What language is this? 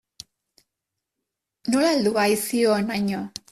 Basque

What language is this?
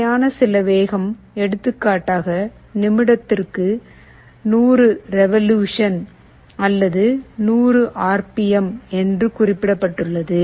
Tamil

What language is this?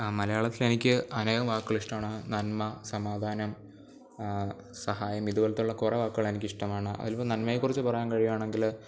Malayalam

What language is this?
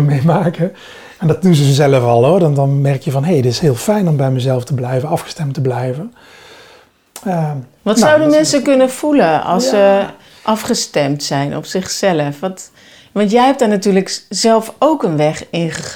Dutch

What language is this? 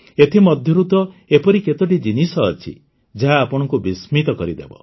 Odia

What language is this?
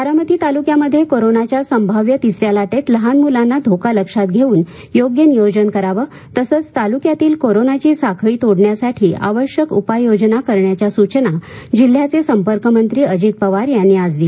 Marathi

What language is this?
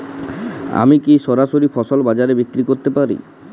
Bangla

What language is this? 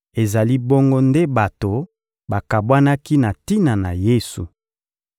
Lingala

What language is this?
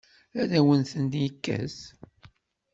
Kabyle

